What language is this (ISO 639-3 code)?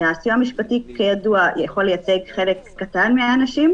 heb